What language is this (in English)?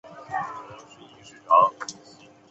Chinese